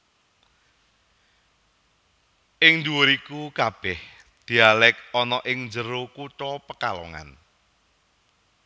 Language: Javanese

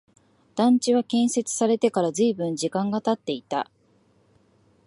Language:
Japanese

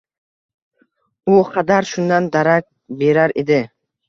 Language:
Uzbek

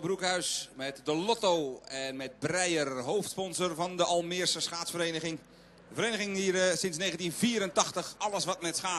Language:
Dutch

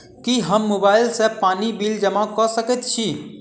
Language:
Maithili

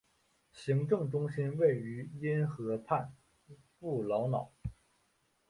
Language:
Chinese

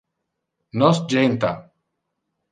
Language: Interlingua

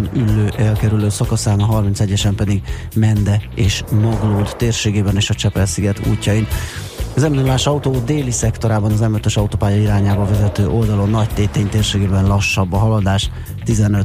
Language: Hungarian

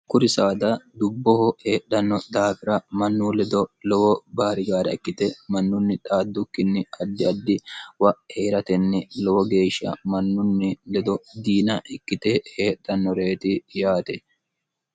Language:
Sidamo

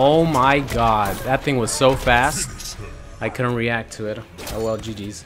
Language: English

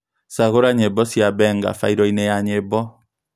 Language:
Kikuyu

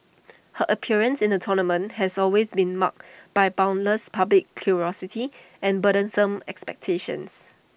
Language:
English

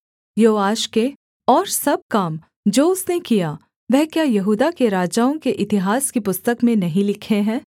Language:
Hindi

